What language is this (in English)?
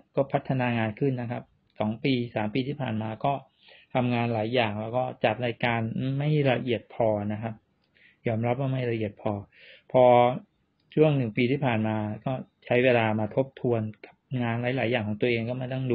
Thai